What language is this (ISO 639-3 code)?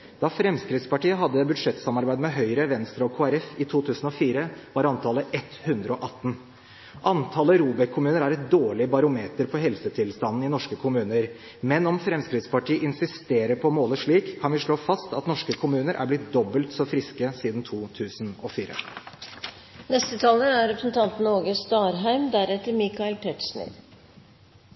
nob